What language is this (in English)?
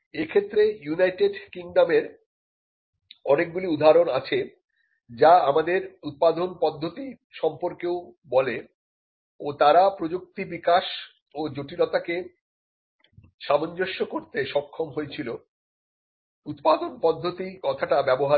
Bangla